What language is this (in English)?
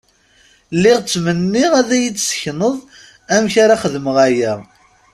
Kabyle